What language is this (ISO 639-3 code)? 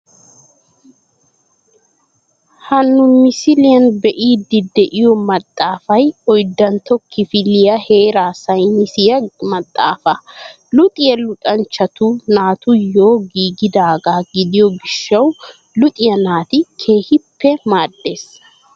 wal